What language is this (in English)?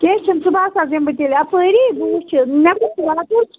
Kashmiri